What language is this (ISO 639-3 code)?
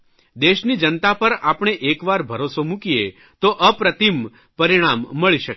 guj